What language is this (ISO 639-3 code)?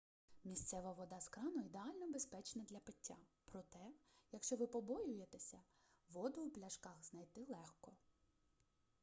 ukr